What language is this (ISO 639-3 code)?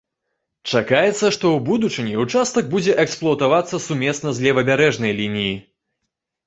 bel